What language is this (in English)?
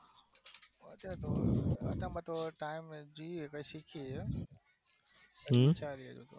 Gujarati